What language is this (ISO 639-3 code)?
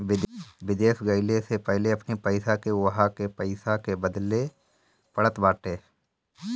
bho